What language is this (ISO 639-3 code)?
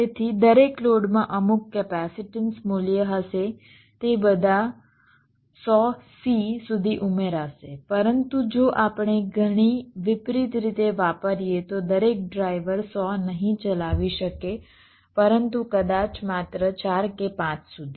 guj